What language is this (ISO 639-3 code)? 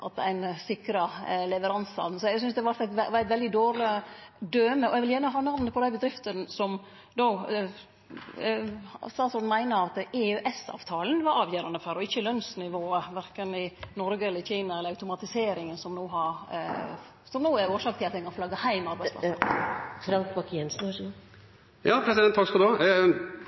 nno